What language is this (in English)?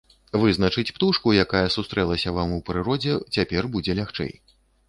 Belarusian